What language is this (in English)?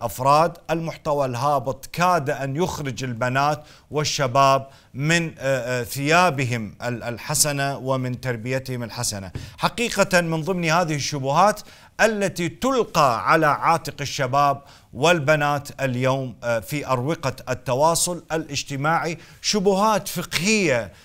Arabic